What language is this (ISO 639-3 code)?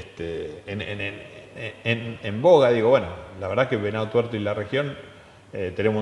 spa